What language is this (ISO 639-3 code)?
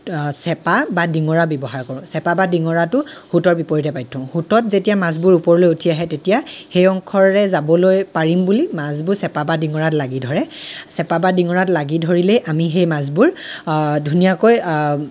asm